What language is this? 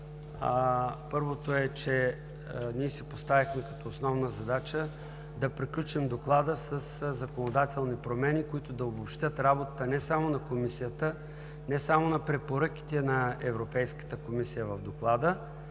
Bulgarian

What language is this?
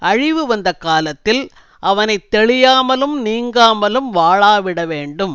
Tamil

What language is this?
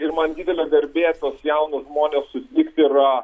Lithuanian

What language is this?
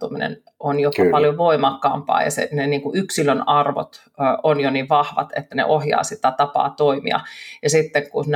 Finnish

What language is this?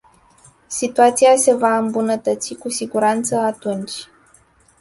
Romanian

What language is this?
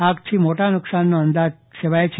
Gujarati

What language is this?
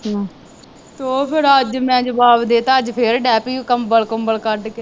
Punjabi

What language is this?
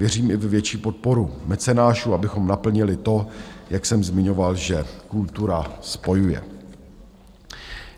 Czech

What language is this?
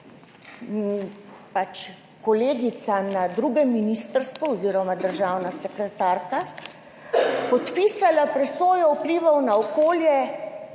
Slovenian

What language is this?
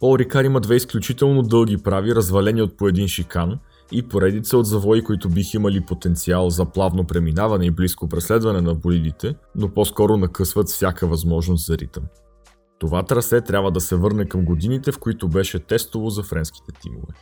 Bulgarian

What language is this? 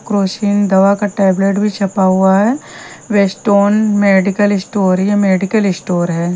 Hindi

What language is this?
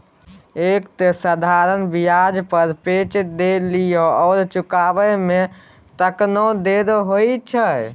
Maithili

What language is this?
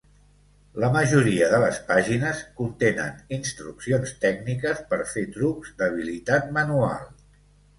Catalan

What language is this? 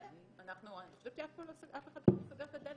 Hebrew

